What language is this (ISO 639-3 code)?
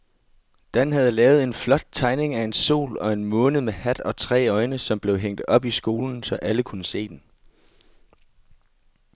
dan